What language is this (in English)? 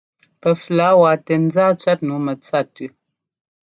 Ngomba